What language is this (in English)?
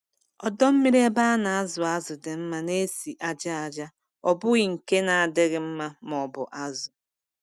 Igbo